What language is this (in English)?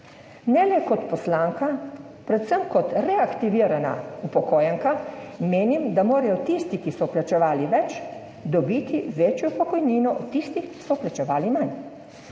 Slovenian